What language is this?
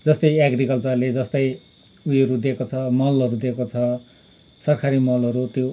Nepali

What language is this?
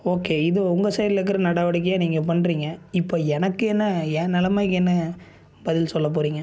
Tamil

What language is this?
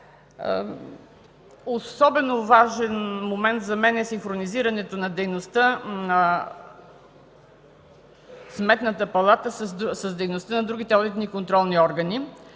Bulgarian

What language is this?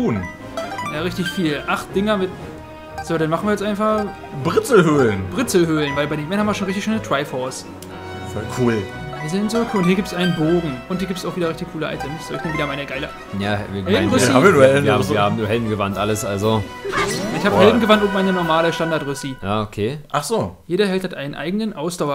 German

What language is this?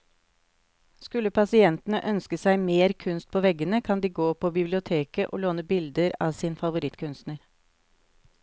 Norwegian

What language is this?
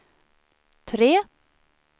Swedish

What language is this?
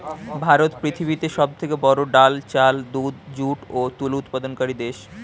Bangla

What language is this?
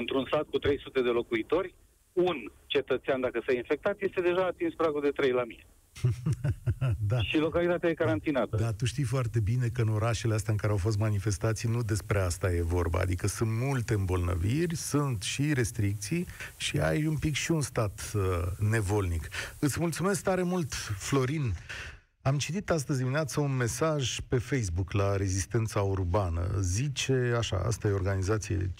Romanian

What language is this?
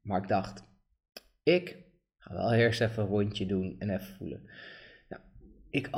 Dutch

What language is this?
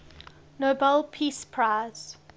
English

